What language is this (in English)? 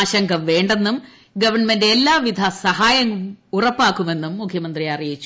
Malayalam